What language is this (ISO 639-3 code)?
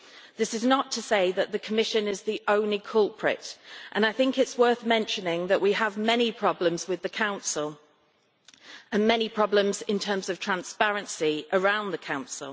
eng